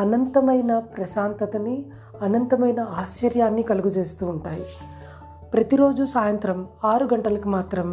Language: Telugu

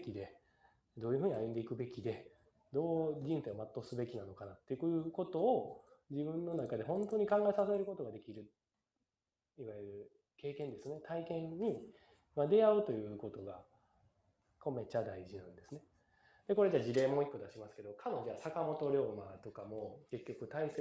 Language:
Japanese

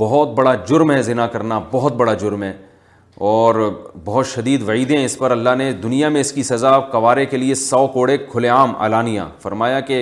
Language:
Urdu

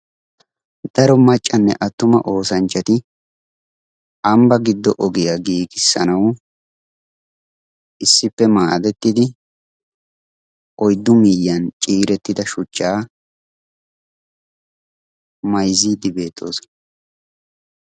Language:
Wolaytta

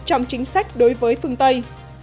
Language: Vietnamese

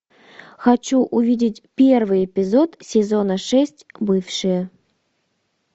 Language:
Russian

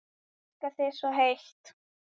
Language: Icelandic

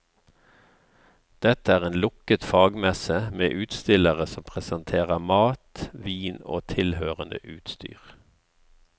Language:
Norwegian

